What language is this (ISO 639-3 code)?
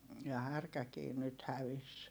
fin